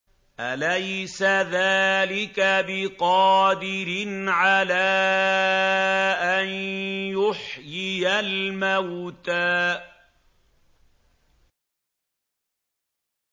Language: Arabic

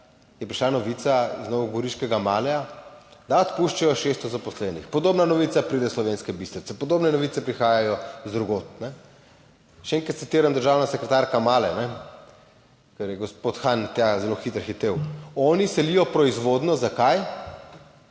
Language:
Slovenian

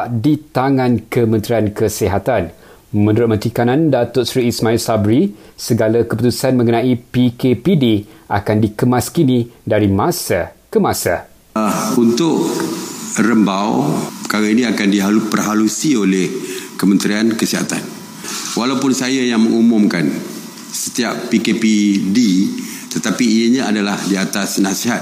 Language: Malay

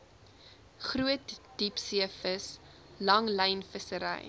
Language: Afrikaans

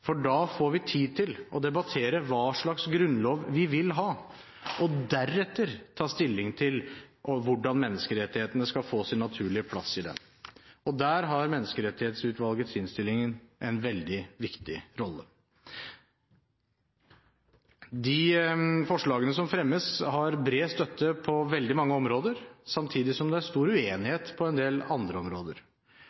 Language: Norwegian Bokmål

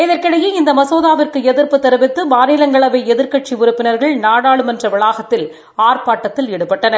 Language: Tamil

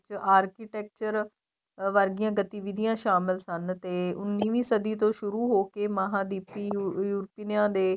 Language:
Punjabi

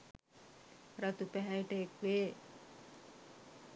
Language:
Sinhala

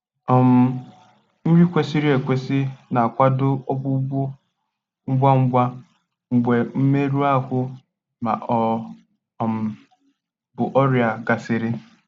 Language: Igbo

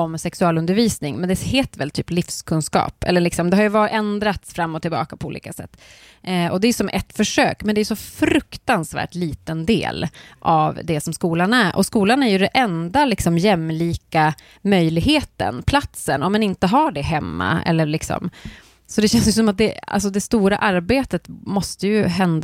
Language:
Swedish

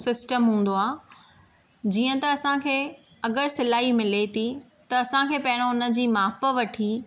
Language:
Sindhi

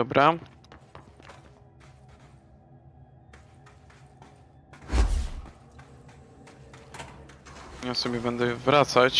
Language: Polish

